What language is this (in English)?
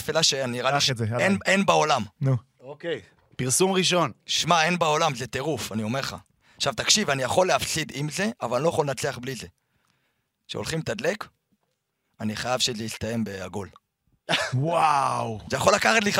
Hebrew